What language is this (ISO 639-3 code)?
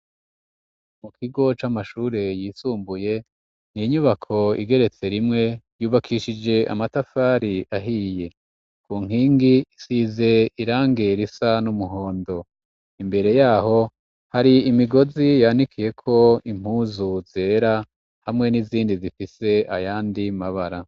run